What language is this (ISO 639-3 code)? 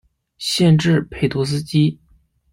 zho